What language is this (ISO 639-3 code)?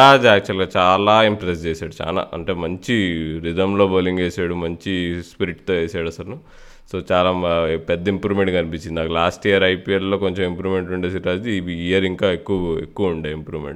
tel